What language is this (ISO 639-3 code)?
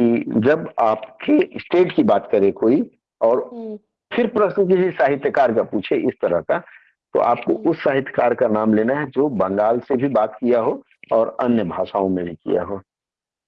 hin